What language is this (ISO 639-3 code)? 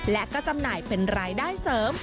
tha